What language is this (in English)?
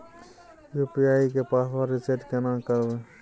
Maithili